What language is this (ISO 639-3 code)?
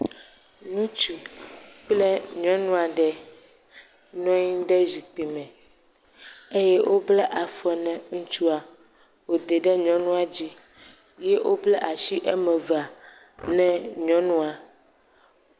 ewe